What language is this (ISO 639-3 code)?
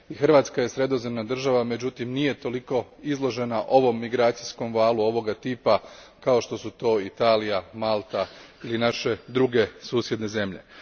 hrv